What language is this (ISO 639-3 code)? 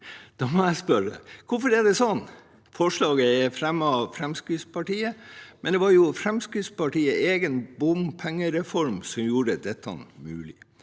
nor